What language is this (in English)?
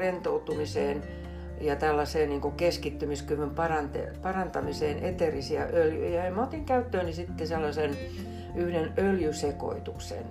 Finnish